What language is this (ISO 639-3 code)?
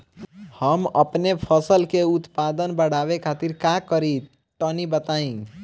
bho